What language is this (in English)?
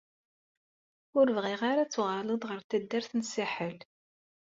Kabyle